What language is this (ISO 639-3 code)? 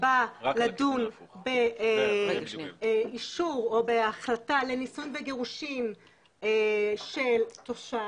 heb